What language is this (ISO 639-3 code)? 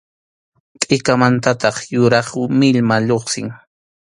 qxu